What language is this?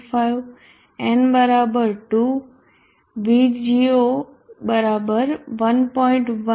Gujarati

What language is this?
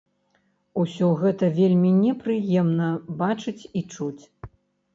Belarusian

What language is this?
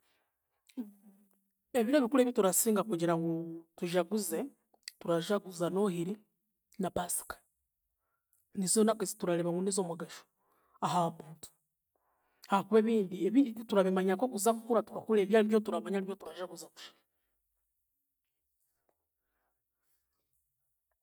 Chiga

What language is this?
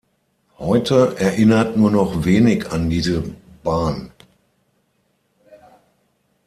German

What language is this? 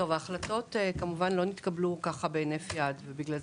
Hebrew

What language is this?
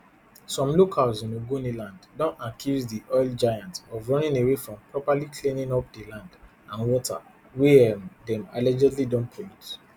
Nigerian Pidgin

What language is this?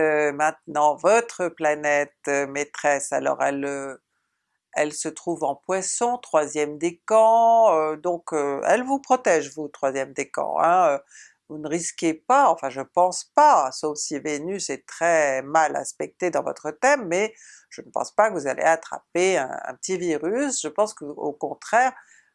French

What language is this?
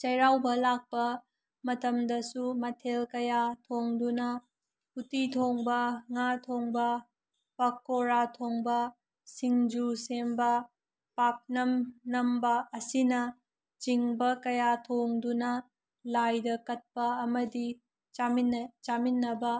Manipuri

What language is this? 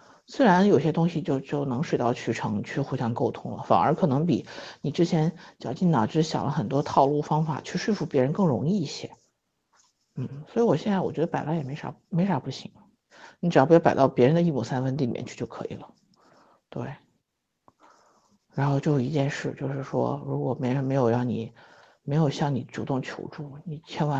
Chinese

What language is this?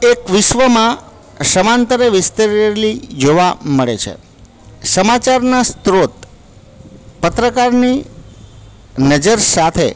Gujarati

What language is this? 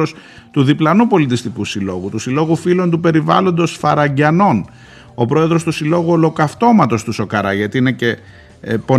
Greek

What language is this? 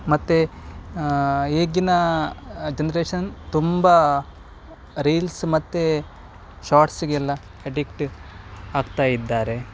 Kannada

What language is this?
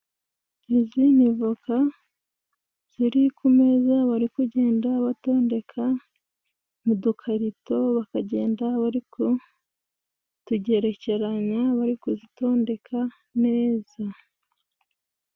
Kinyarwanda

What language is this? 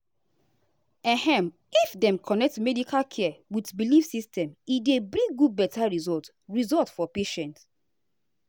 Nigerian Pidgin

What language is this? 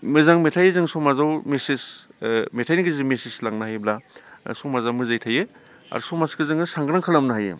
Bodo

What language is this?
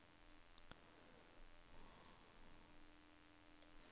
Norwegian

